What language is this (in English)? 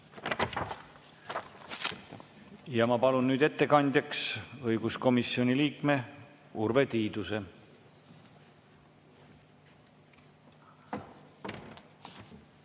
Estonian